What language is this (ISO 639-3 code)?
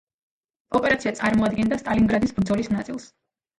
kat